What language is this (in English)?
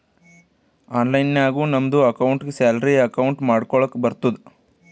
Kannada